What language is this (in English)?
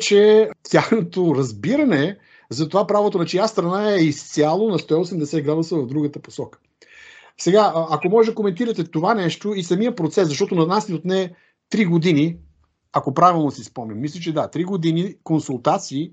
Bulgarian